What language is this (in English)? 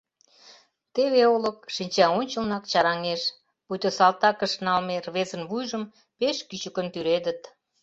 Mari